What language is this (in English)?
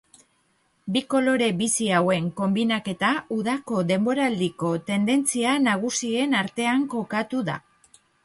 Basque